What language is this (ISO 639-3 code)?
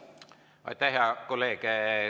est